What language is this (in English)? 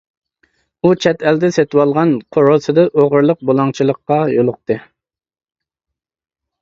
Uyghur